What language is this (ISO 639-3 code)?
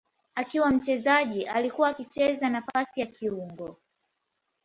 swa